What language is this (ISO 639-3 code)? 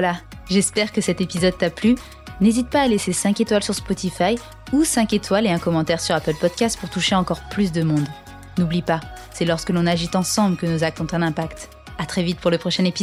fra